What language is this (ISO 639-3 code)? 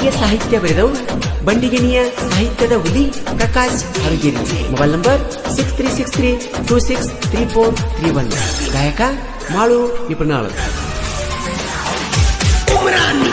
ind